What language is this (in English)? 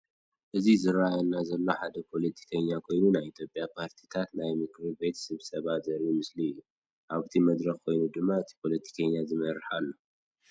Tigrinya